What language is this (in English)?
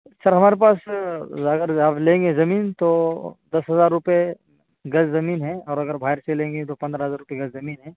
Urdu